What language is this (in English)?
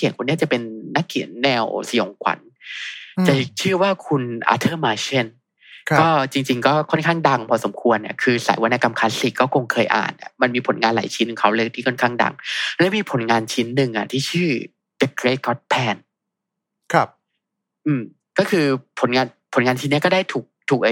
Thai